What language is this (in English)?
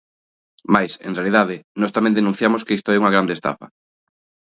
Galician